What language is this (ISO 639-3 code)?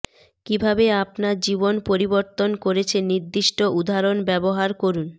ben